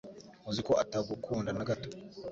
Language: Kinyarwanda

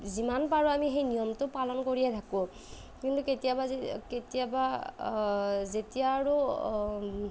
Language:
Assamese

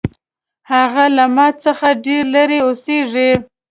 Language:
Pashto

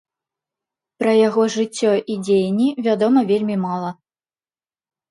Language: Belarusian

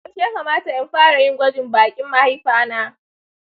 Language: Hausa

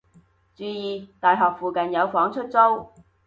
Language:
Cantonese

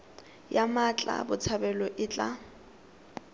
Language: Tswana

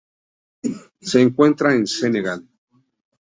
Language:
Spanish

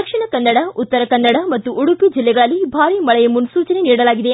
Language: Kannada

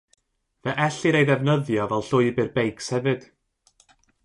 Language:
Welsh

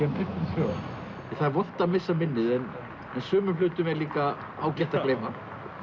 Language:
Icelandic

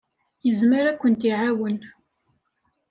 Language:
Kabyle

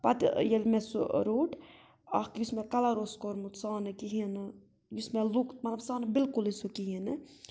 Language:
Kashmiri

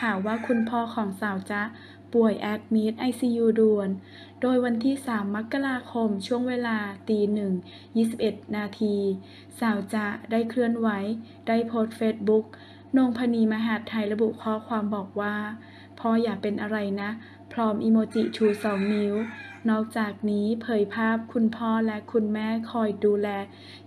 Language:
Thai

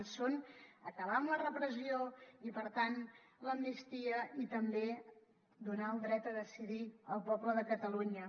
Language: Catalan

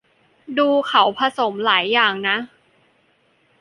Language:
Thai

